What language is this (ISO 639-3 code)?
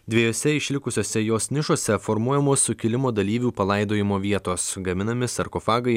lit